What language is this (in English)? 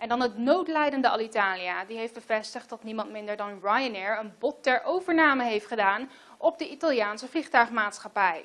Dutch